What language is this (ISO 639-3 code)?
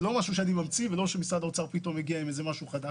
heb